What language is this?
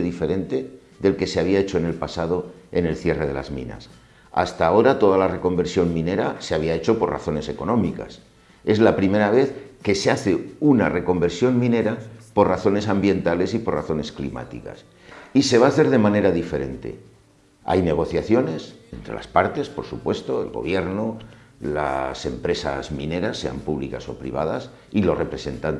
Spanish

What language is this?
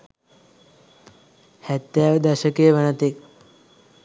Sinhala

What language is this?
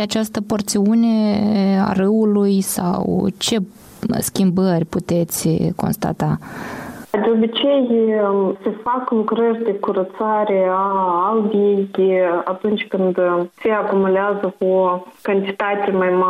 Romanian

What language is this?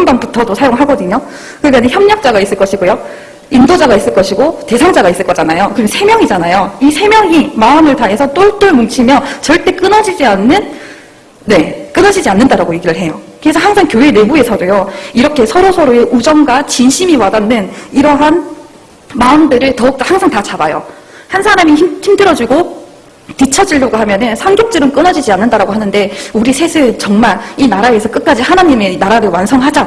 Korean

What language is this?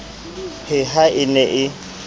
Southern Sotho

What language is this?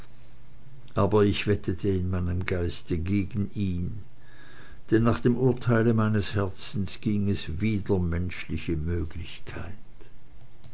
German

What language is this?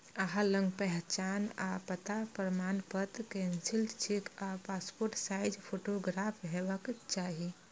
Maithili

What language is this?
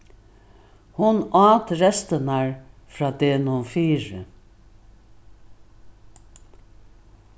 Faroese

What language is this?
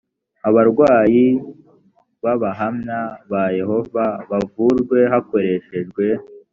Kinyarwanda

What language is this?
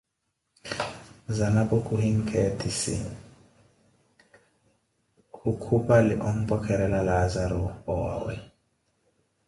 Koti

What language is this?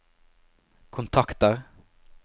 Norwegian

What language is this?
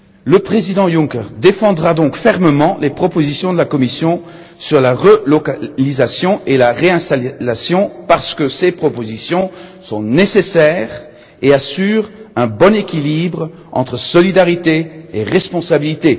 French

